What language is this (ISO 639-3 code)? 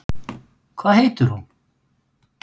isl